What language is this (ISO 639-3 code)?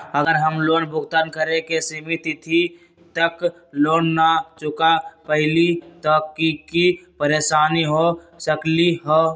mag